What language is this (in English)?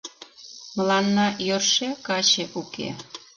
Mari